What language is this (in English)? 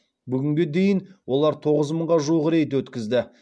Kazakh